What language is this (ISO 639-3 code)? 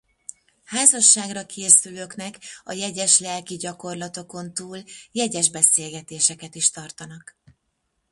hun